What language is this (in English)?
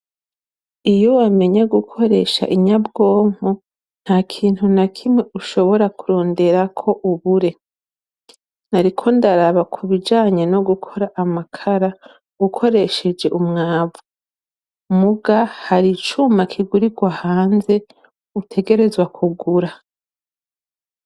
Rundi